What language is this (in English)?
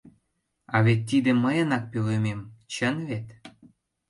Mari